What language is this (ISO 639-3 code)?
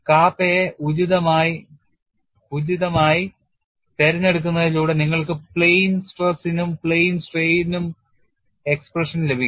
mal